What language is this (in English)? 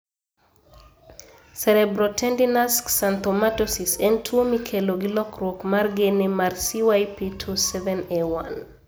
Luo (Kenya and Tanzania)